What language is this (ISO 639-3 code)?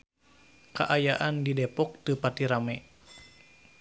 sun